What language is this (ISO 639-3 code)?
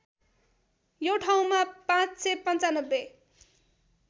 nep